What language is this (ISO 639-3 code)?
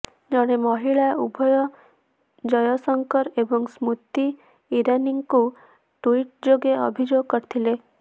ori